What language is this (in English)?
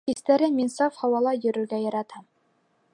Bashkir